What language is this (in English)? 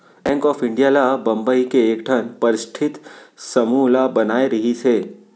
Chhattisgarhi